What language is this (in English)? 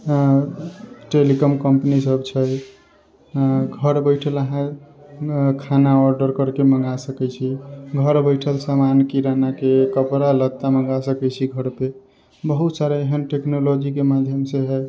Maithili